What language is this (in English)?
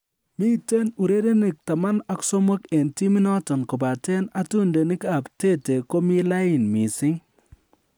Kalenjin